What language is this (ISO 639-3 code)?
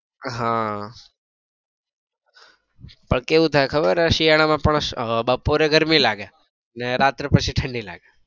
guj